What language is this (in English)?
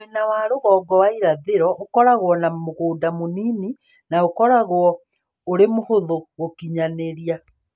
Kikuyu